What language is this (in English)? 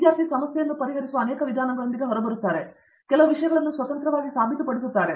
Kannada